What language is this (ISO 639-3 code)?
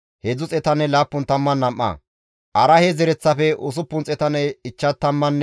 gmv